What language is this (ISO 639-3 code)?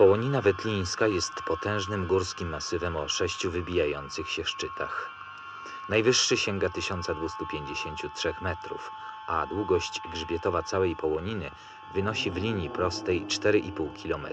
pol